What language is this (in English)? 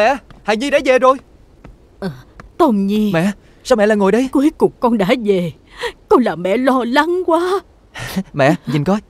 Vietnamese